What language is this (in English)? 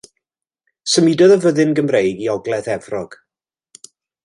Welsh